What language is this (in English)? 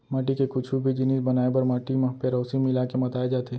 Chhattisgarhi